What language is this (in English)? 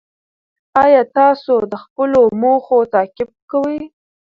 Pashto